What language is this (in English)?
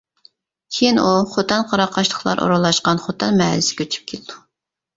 Uyghur